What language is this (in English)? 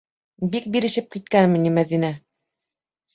Bashkir